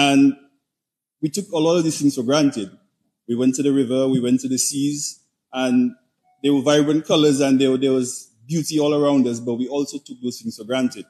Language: English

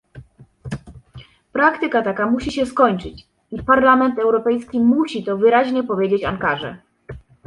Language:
Polish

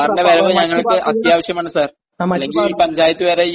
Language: Malayalam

